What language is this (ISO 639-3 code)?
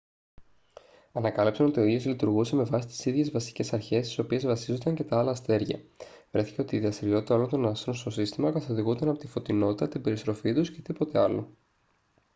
ell